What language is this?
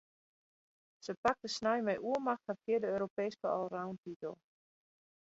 Western Frisian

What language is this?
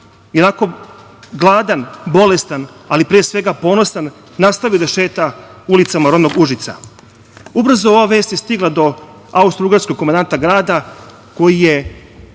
Serbian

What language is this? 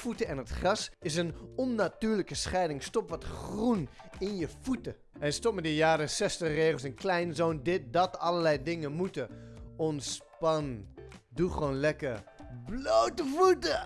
Dutch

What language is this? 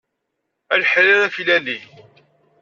Kabyle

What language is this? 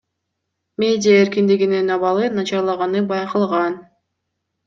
Kyrgyz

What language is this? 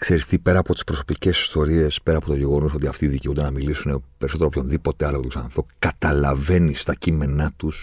Greek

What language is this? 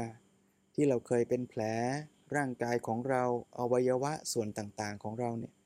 Thai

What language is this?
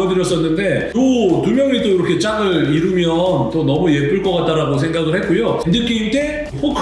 Korean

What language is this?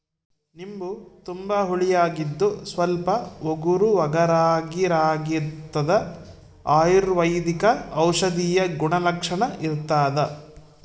Kannada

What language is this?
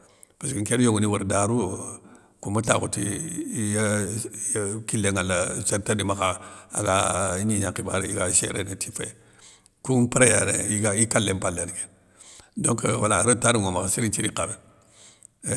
Soninke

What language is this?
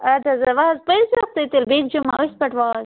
Kashmiri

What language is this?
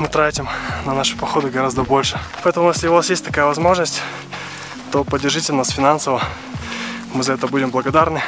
Russian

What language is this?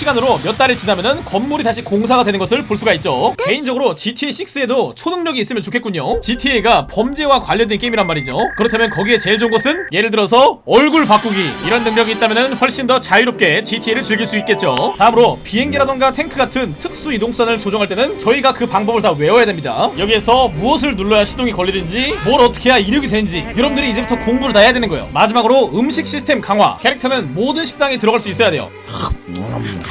Korean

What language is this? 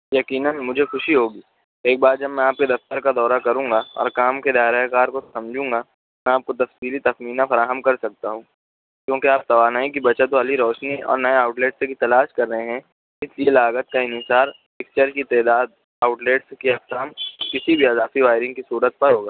Urdu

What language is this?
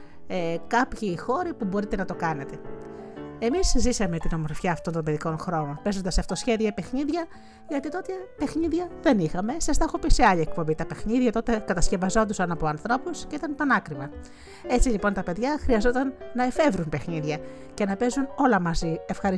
Greek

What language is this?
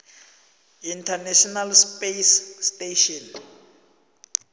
South Ndebele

